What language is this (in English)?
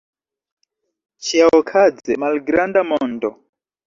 Esperanto